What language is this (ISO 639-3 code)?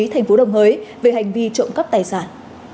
vie